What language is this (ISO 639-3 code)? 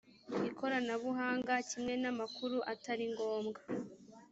kin